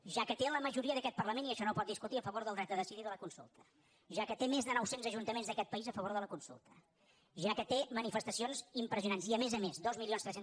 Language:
Catalan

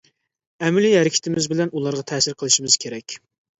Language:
Uyghur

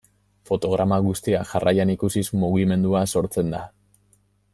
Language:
Basque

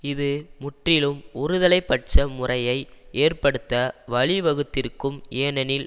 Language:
Tamil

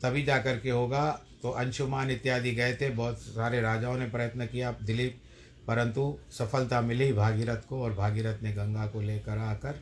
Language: Hindi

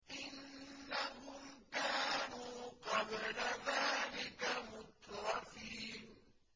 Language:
Arabic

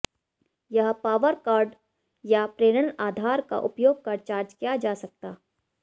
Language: Hindi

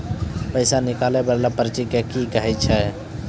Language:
Maithili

